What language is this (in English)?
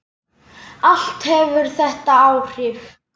Icelandic